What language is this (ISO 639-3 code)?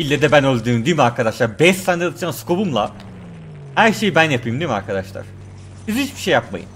tur